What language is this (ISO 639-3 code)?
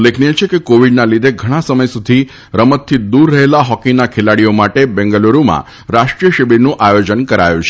guj